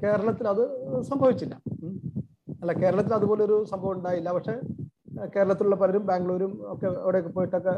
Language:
Malayalam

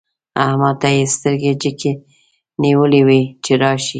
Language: Pashto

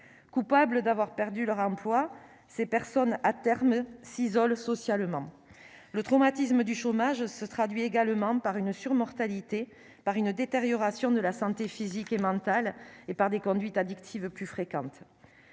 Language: French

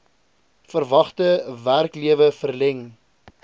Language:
Afrikaans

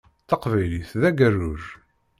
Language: Kabyle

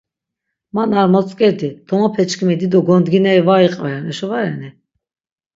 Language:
Laz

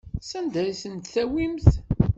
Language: Kabyle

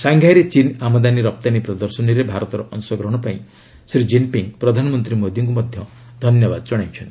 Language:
Odia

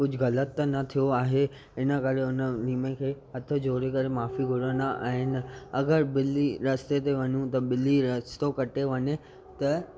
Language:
Sindhi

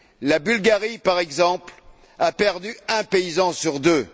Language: French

